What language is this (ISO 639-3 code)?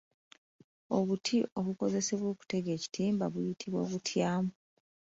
lug